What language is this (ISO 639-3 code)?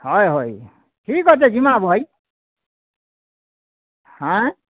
ori